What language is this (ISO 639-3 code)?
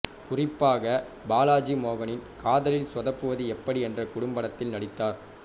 tam